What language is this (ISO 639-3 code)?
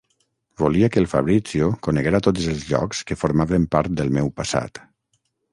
cat